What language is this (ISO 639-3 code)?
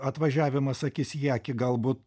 lit